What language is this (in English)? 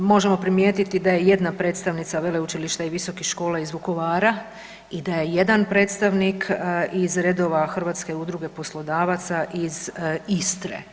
Croatian